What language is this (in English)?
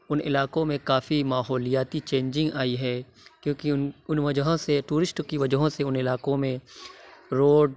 Urdu